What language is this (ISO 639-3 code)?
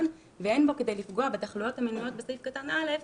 heb